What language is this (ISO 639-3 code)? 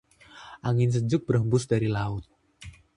ind